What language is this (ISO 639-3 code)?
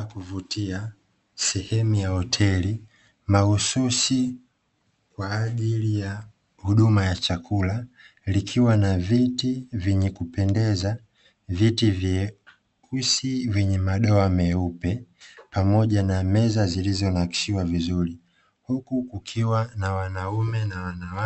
swa